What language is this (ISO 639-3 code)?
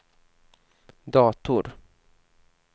swe